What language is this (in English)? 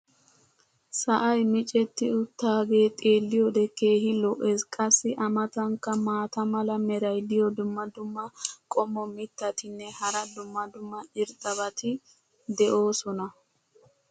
Wolaytta